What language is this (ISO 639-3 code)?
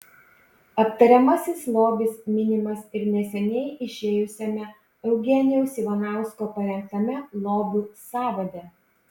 lit